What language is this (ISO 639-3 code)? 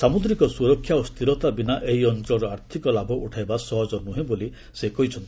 ori